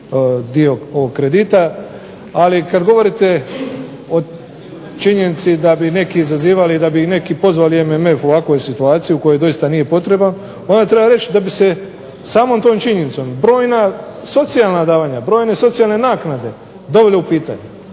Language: Croatian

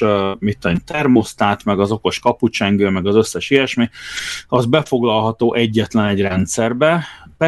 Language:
Hungarian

